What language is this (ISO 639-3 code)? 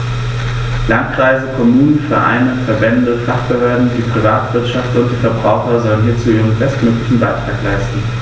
deu